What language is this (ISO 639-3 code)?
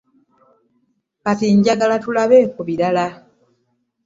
lug